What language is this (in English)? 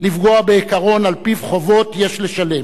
Hebrew